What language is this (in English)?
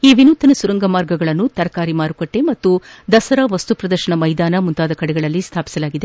Kannada